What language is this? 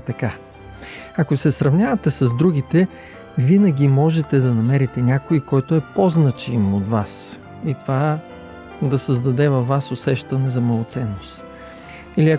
Bulgarian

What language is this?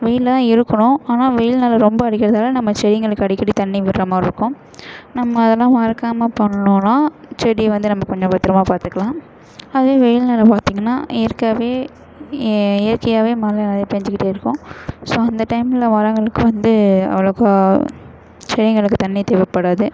Tamil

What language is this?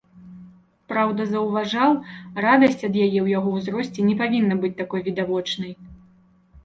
Belarusian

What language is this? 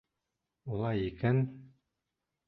Bashkir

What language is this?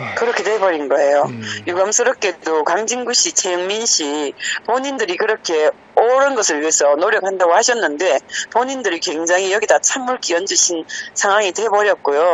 Korean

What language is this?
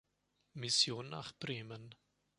German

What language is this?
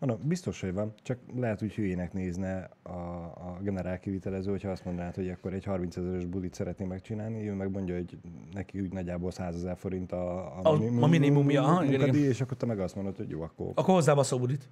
Hungarian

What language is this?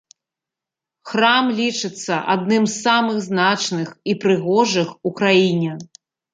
Belarusian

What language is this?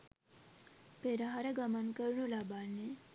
Sinhala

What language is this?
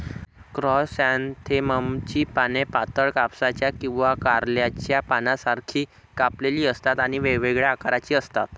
Marathi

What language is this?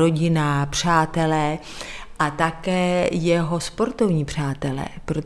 Czech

